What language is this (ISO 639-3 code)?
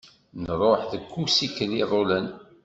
kab